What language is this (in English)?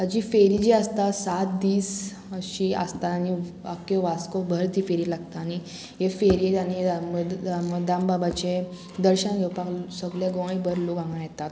Konkani